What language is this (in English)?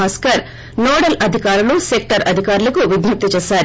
Telugu